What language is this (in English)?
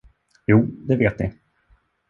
Swedish